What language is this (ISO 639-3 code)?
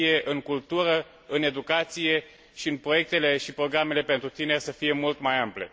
ron